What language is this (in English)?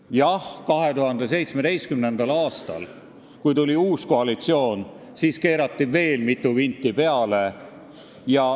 Estonian